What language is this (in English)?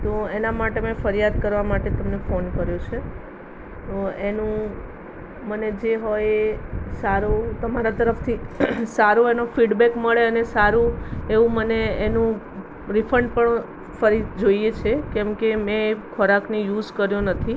Gujarati